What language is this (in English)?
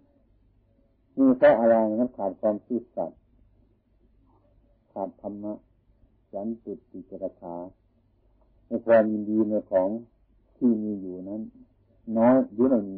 Thai